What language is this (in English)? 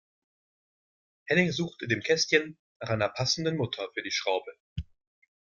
German